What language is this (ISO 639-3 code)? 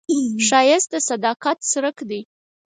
pus